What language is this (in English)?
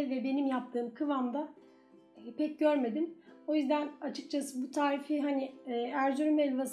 Turkish